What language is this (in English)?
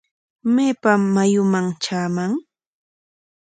Corongo Ancash Quechua